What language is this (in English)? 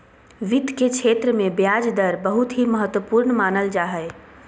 Magahi